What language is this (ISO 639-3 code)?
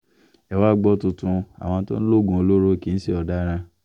yor